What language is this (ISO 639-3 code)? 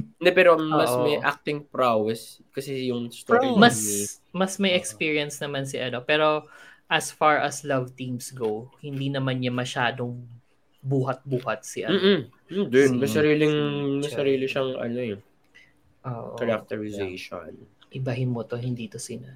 fil